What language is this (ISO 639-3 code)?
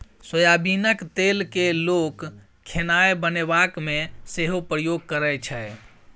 mai